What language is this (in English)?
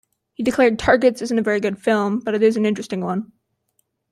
English